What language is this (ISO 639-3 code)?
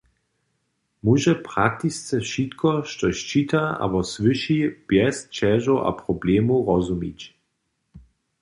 hsb